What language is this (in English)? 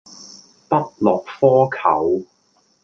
Cantonese